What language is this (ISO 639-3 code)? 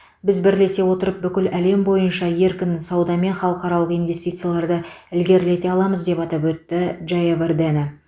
kaz